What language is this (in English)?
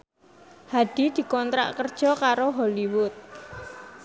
Javanese